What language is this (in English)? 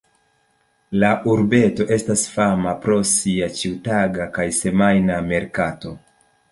Esperanto